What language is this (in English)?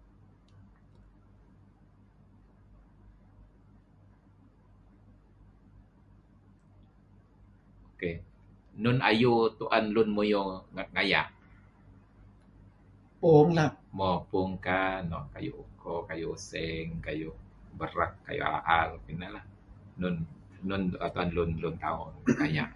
Kelabit